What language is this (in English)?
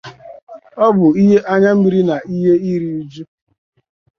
Igbo